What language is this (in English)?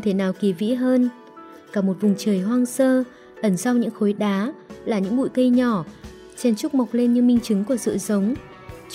Vietnamese